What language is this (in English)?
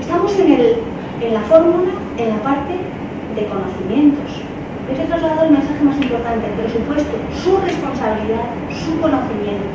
Spanish